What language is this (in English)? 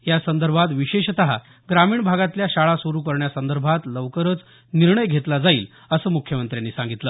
Marathi